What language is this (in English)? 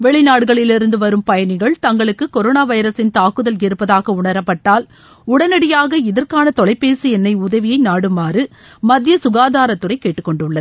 Tamil